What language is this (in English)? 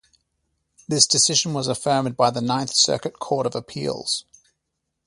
English